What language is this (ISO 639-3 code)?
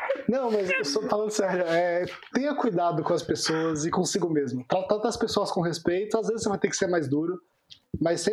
por